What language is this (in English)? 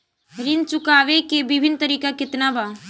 Bhojpuri